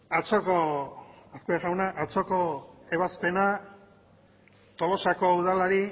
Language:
Basque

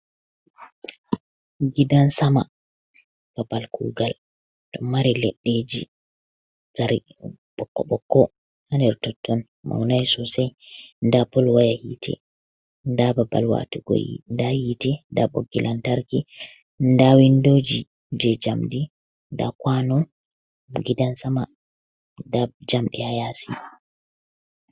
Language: Fula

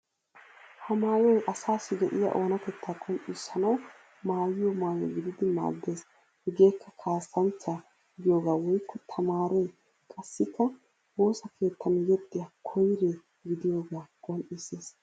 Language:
Wolaytta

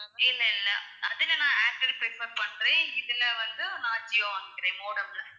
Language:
Tamil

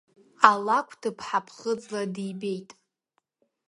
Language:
Abkhazian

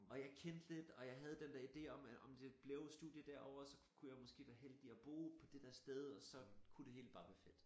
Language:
Danish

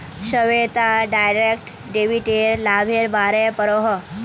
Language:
Magahi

